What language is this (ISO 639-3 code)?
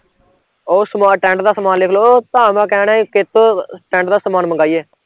pan